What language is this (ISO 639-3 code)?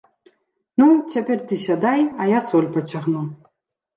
bel